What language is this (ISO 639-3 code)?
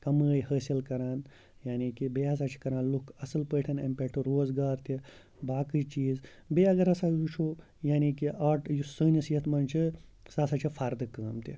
kas